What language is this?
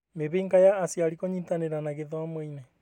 Kikuyu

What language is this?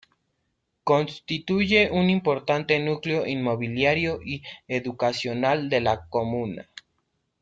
Spanish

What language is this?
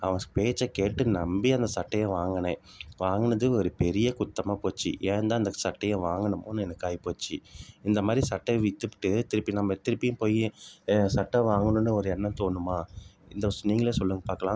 Tamil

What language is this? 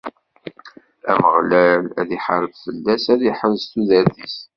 Kabyle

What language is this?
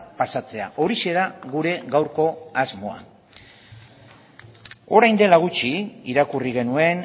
Basque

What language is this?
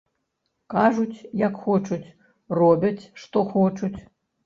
Belarusian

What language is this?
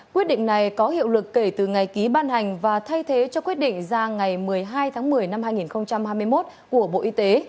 Vietnamese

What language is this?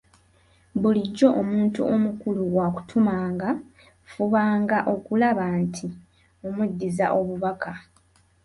Ganda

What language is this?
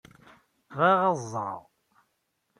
Kabyle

